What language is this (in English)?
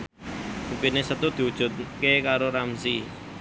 Javanese